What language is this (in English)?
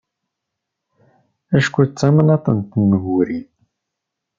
Kabyle